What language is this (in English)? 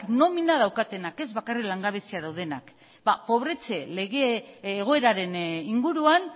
Basque